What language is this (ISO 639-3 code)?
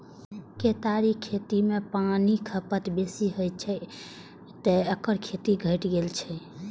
mai